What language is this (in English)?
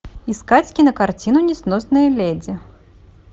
Russian